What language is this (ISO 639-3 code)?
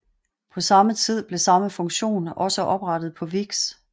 dan